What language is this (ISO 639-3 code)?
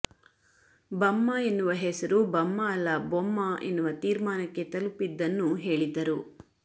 kan